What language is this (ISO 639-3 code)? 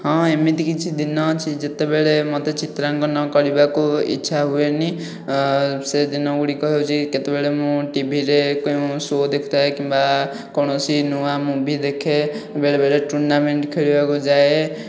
ori